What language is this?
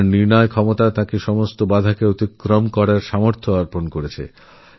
Bangla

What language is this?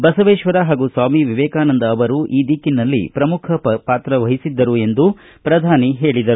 Kannada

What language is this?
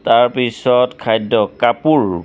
Assamese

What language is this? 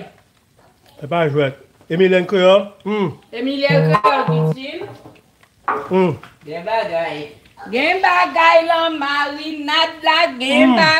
French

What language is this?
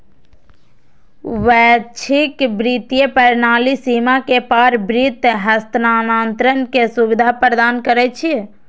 Maithili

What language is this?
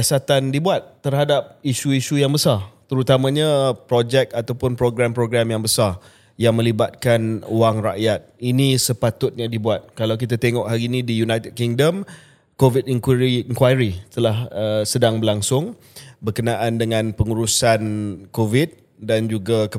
Malay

